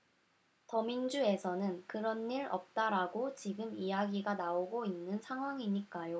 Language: Korean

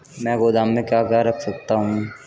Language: Hindi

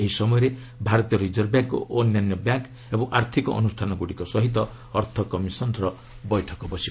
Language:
Odia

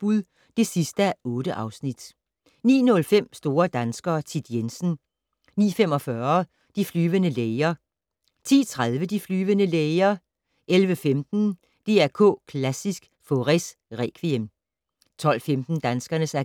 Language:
Danish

